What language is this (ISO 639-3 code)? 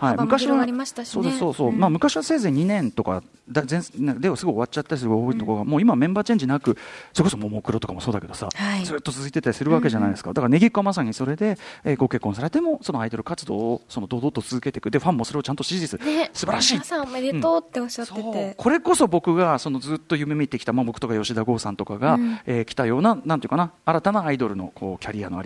jpn